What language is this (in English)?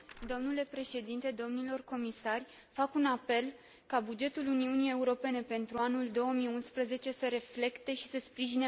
Romanian